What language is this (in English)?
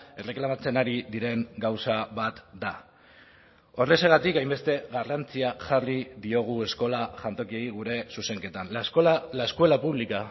Basque